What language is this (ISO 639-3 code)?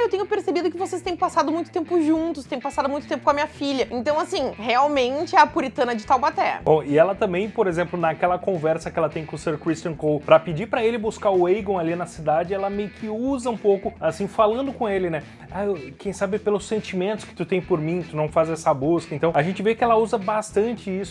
por